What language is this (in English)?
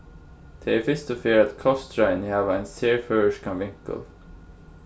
Faroese